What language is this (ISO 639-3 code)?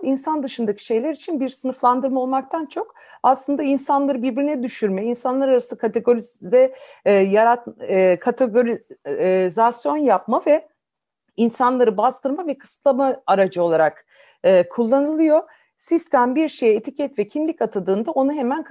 tur